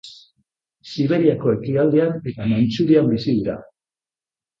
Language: Basque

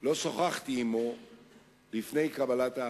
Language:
Hebrew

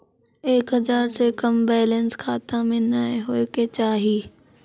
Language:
Maithili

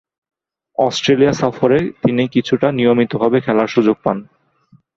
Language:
Bangla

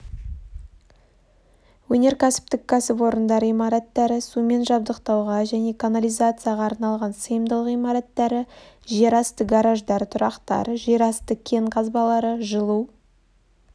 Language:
Kazakh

